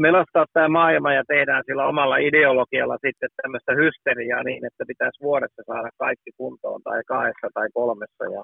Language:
Finnish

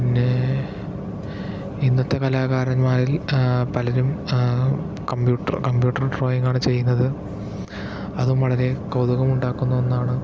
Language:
Malayalam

